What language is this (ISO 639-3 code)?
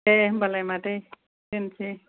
brx